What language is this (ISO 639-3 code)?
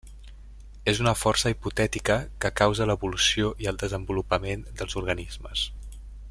cat